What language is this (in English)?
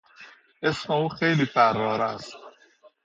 Persian